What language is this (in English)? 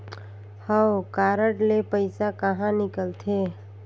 Chhattisgarhi